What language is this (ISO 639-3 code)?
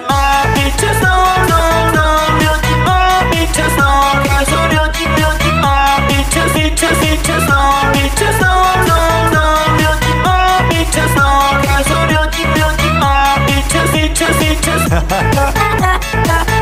kor